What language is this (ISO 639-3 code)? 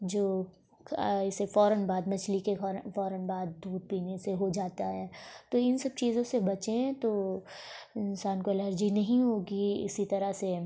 urd